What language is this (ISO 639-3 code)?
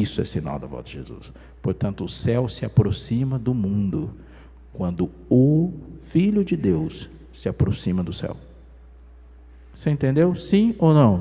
por